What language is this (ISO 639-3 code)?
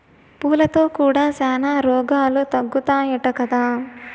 tel